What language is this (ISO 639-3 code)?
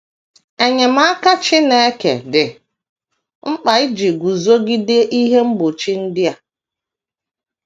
ibo